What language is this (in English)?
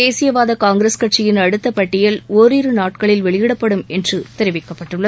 Tamil